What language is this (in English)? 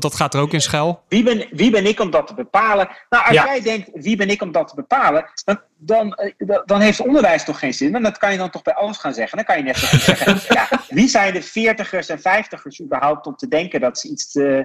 Dutch